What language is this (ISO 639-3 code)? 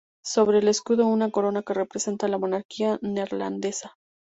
spa